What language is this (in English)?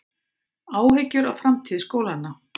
Icelandic